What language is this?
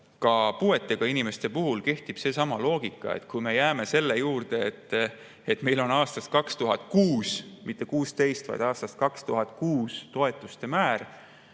Estonian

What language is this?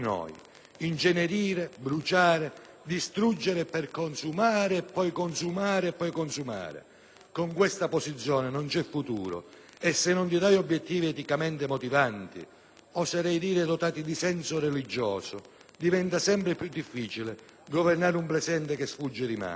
Italian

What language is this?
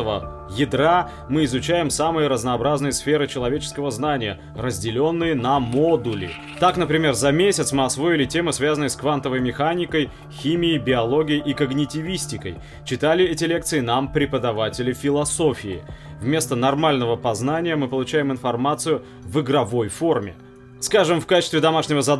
Russian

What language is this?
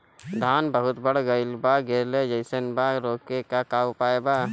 Bhojpuri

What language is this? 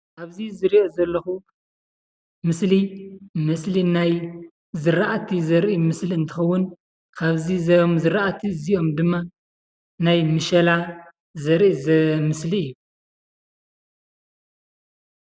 Tigrinya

